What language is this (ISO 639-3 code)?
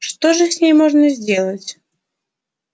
rus